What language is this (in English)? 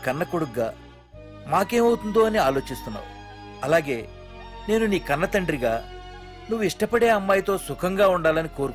Telugu